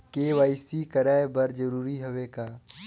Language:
Chhattisgarhi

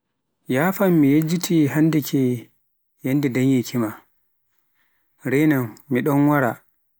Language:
Pular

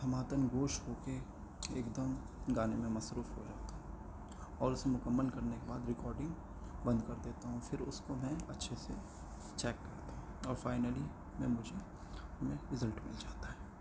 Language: Urdu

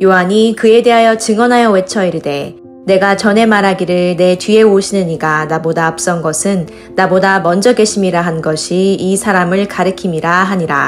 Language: Korean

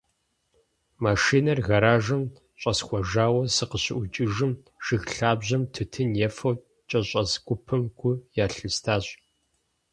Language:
Kabardian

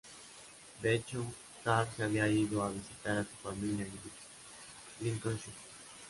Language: Spanish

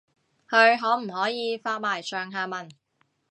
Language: Cantonese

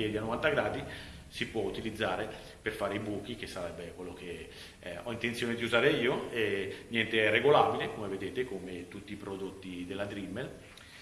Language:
Italian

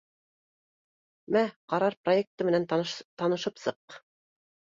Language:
Bashkir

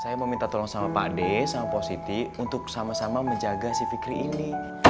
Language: Indonesian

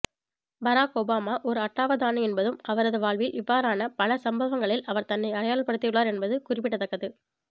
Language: Tamil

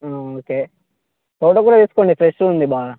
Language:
Telugu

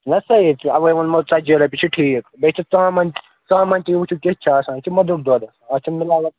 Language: Kashmiri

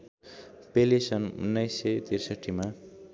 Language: Nepali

